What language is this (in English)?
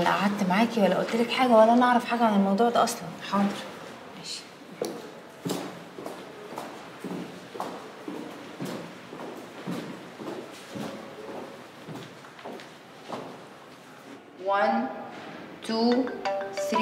Arabic